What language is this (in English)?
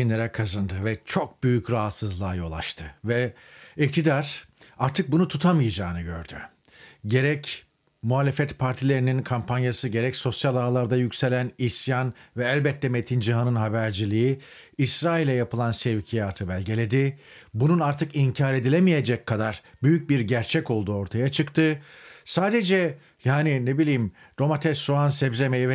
Turkish